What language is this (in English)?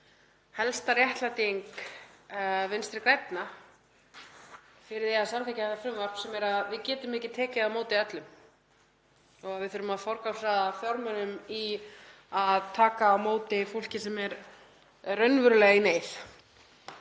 Icelandic